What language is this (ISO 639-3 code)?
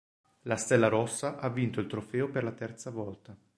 ita